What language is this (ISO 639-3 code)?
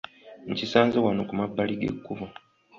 lug